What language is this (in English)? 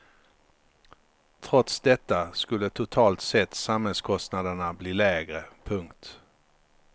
Swedish